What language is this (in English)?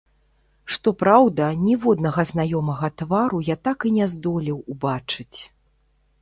Belarusian